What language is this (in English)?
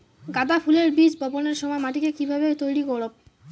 Bangla